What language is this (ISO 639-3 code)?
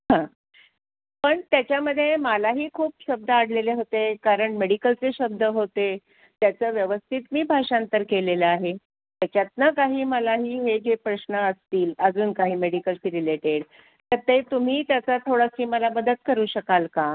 mar